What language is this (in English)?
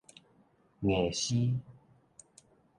Min Nan Chinese